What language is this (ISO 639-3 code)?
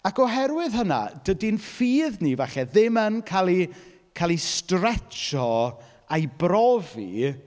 cym